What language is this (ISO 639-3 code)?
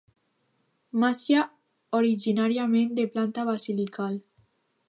cat